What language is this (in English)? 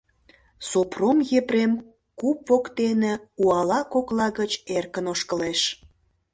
Mari